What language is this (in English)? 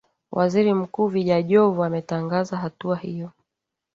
Swahili